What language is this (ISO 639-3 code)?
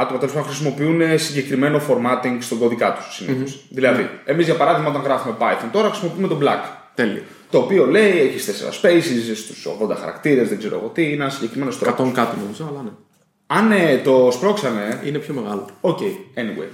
ell